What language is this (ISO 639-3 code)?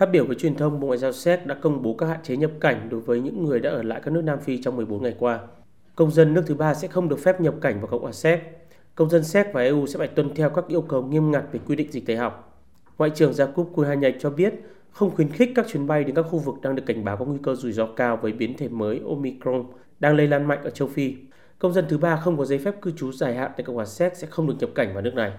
vie